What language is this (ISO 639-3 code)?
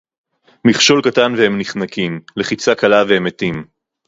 heb